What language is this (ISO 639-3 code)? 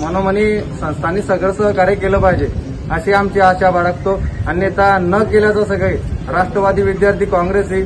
hin